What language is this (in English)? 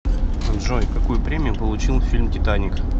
Russian